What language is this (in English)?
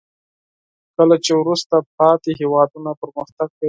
Pashto